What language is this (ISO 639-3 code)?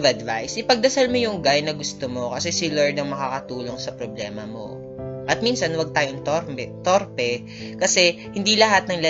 fil